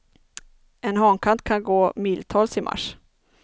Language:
Swedish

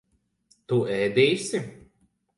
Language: Latvian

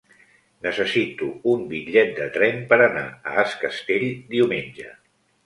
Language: Catalan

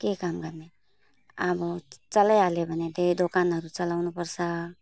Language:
Nepali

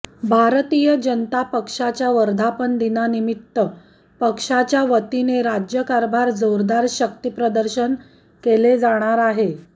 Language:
Marathi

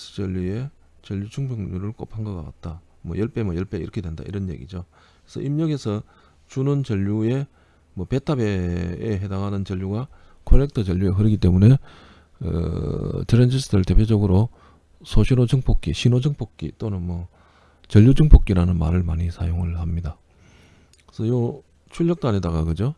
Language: Korean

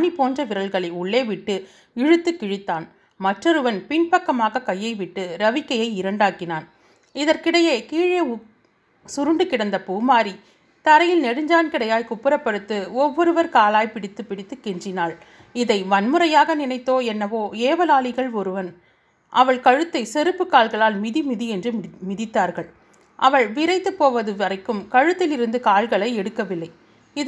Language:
Tamil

